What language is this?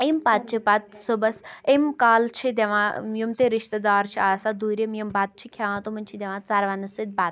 Kashmiri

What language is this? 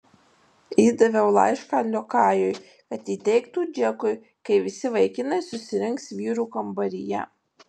Lithuanian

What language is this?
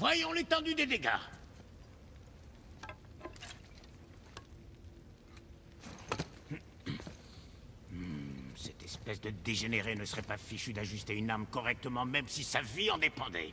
French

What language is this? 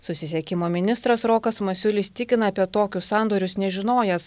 Lithuanian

